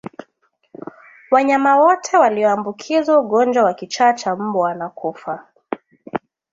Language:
Swahili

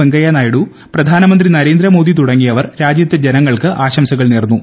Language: Malayalam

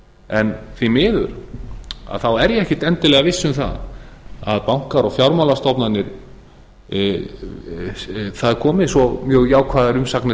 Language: Icelandic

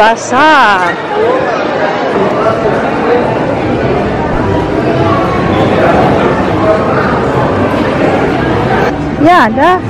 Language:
Indonesian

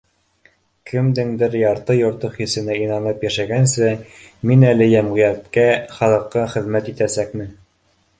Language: Bashkir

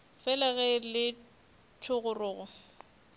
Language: Northern Sotho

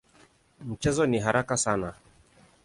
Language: Swahili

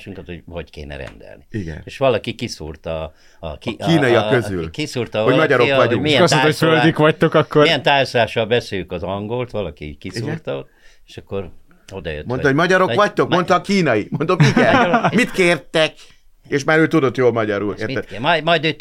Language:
Hungarian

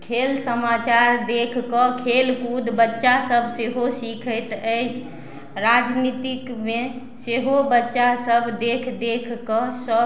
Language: Maithili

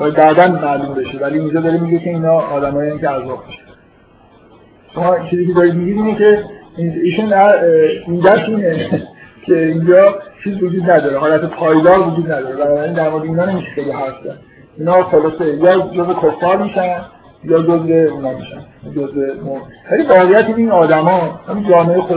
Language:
Persian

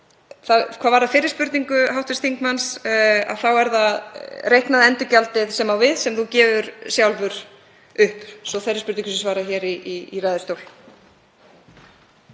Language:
Icelandic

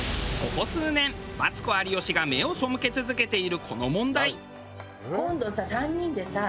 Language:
Japanese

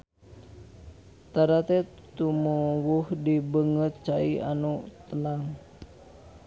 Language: Sundanese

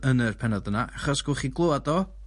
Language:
Welsh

